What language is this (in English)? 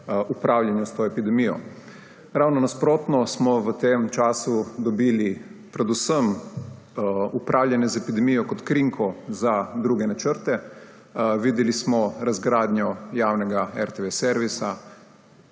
Slovenian